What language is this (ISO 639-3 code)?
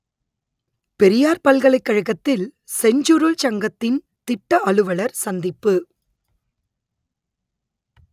tam